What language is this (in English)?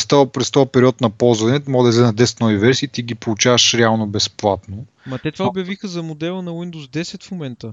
Bulgarian